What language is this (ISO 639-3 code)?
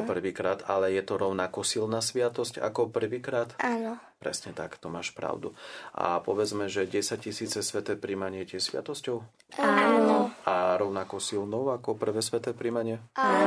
slk